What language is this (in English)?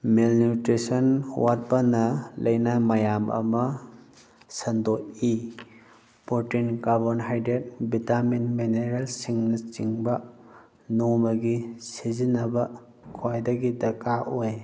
Manipuri